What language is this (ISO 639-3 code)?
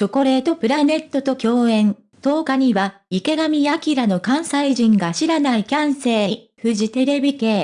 jpn